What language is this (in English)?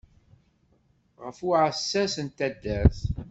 Kabyle